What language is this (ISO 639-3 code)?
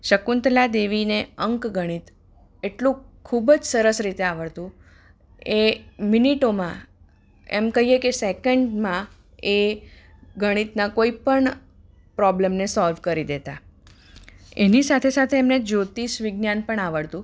guj